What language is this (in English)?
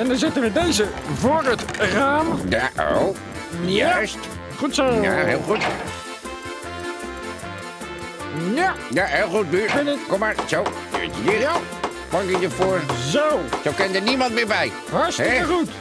Dutch